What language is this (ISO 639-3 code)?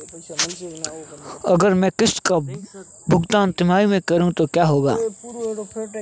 hin